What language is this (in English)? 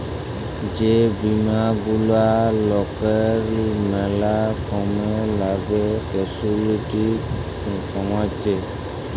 Bangla